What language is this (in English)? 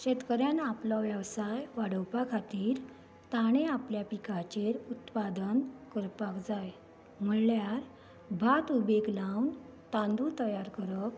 Konkani